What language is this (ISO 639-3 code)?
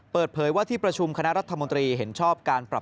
tha